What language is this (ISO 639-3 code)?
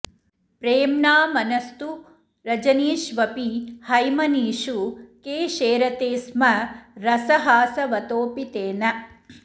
san